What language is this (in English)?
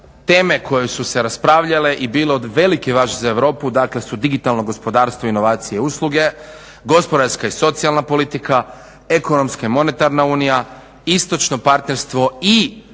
Croatian